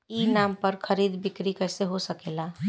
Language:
Bhojpuri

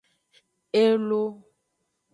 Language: Aja (Benin)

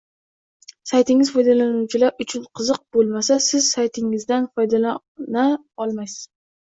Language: Uzbek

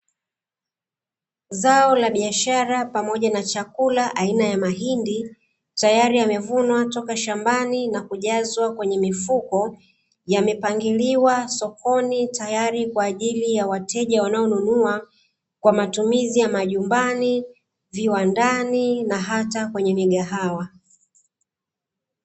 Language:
Swahili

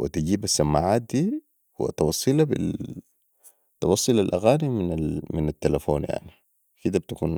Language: Sudanese Arabic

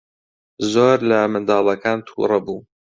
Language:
Central Kurdish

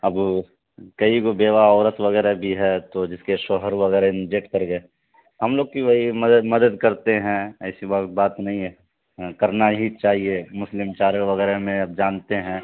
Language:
Urdu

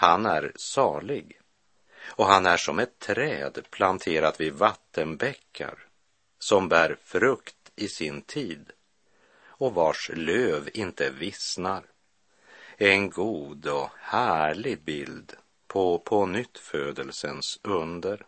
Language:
Swedish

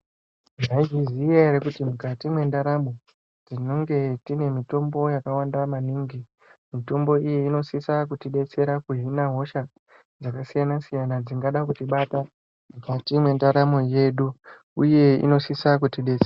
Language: Ndau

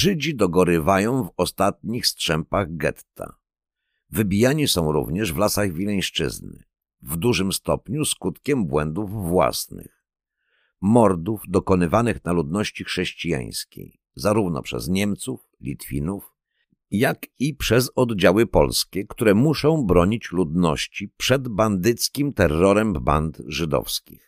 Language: Polish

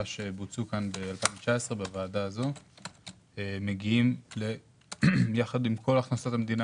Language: Hebrew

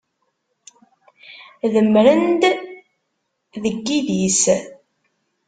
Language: Kabyle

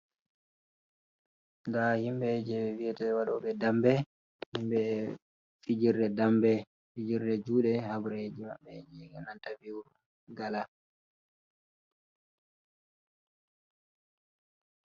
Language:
Fula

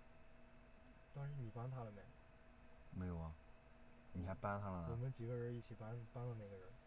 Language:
Chinese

